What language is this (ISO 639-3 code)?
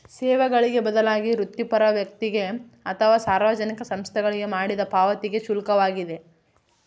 kan